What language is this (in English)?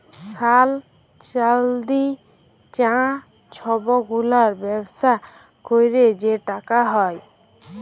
Bangla